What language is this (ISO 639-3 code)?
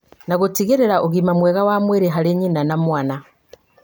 kik